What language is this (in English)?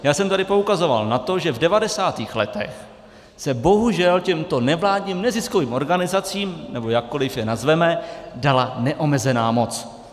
Czech